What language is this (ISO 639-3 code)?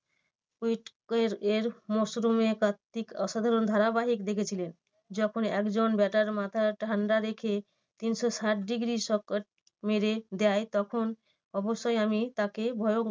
ben